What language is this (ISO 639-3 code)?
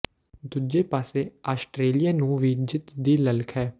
pan